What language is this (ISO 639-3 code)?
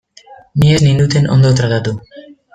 eus